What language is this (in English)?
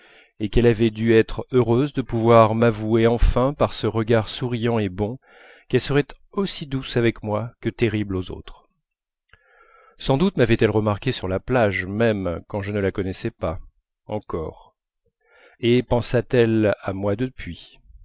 French